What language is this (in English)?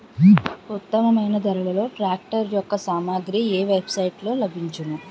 Telugu